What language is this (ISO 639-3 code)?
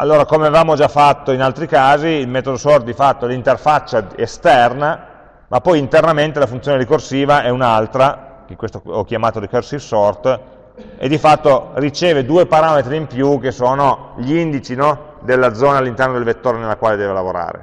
ita